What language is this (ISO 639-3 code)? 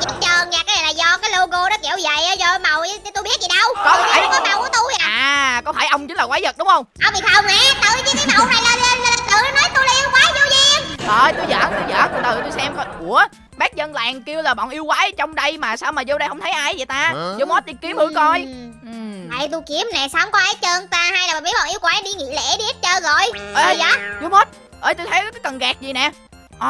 vie